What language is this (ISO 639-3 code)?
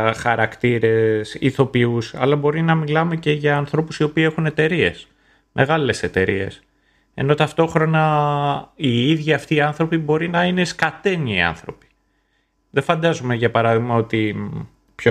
ell